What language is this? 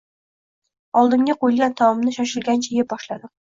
Uzbek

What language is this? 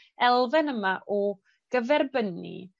Welsh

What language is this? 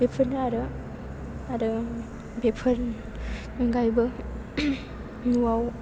Bodo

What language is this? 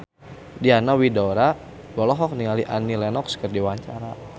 Sundanese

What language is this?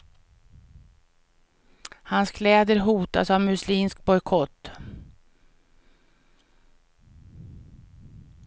Swedish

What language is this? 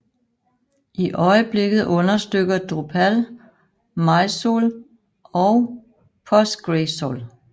Danish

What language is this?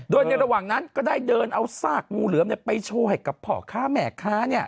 Thai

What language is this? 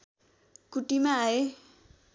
Nepali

